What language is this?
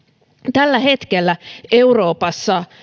Finnish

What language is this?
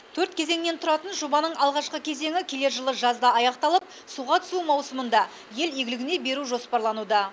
Kazakh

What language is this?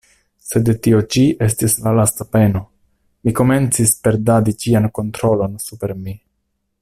Esperanto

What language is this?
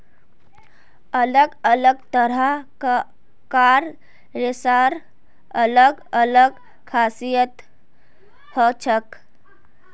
Magahi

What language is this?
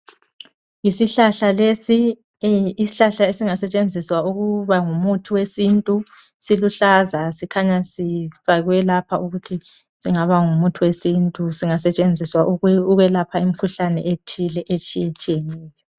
North Ndebele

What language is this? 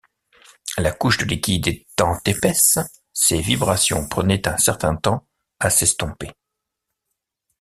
French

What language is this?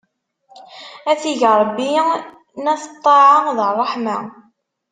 Kabyle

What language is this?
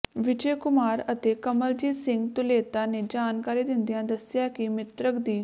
Punjabi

